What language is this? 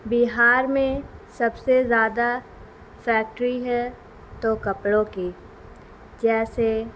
Urdu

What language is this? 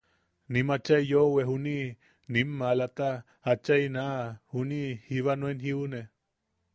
Yaqui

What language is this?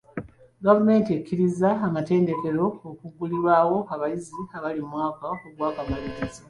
Ganda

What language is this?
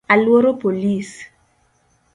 Luo (Kenya and Tanzania)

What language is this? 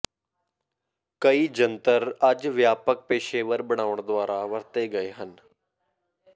Punjabi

